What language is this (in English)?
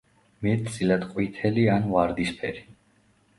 Georgian